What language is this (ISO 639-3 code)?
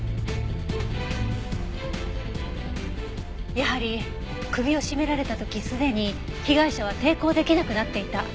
jpn